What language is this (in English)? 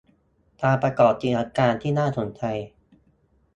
Thai